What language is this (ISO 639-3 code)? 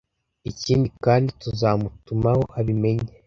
kin